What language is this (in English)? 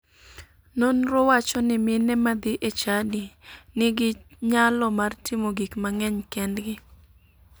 Luo (Kenya and Tanzania)